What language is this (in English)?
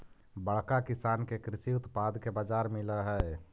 Magahi